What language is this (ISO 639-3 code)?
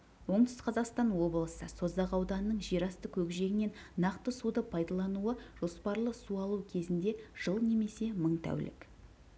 kaz